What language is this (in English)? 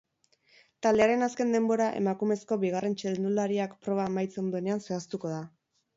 Basque